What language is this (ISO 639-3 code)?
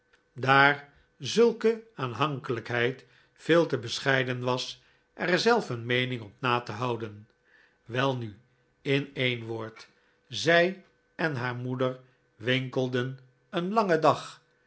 nld